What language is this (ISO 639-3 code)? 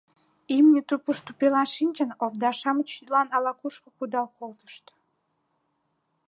chm